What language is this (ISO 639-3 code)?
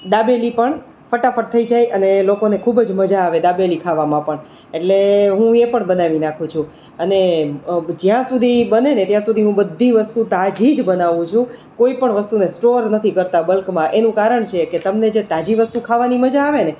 guj